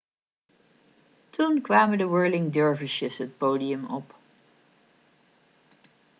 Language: Dutch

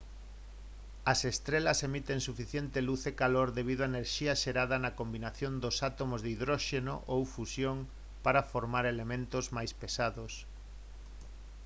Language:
Galician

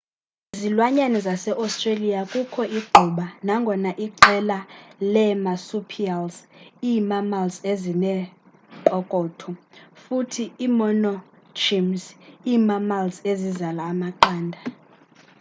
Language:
Xhosa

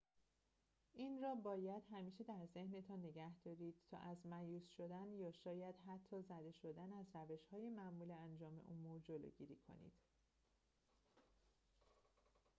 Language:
Persian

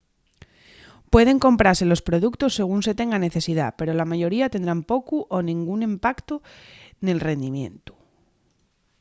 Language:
Asturian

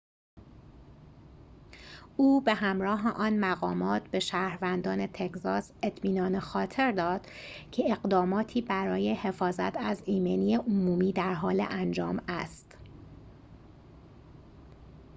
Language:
Persian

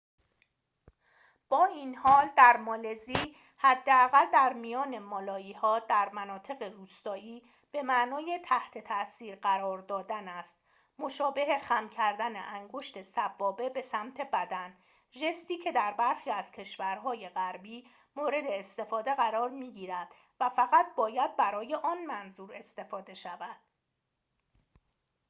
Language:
Persian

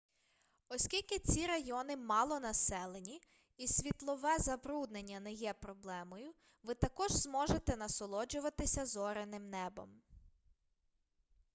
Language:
Ukrainian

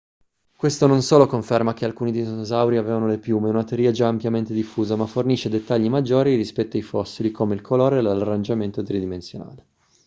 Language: Italian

